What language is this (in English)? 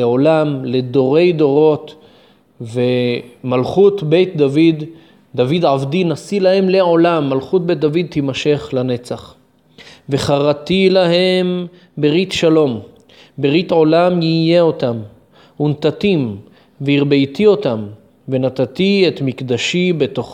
Hebrew